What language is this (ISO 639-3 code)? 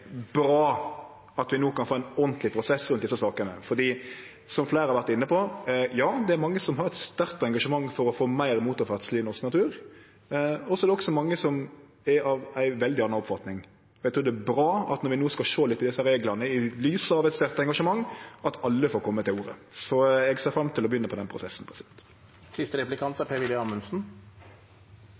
nno